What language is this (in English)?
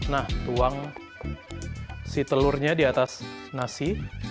Indonesian